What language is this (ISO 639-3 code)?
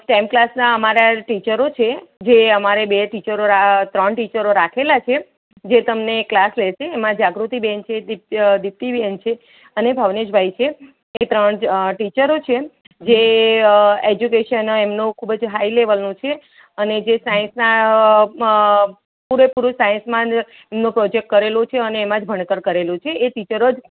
guj